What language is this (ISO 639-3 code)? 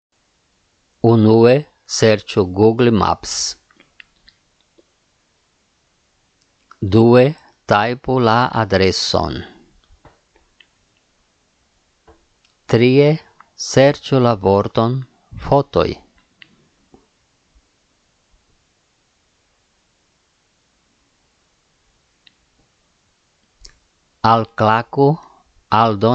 ita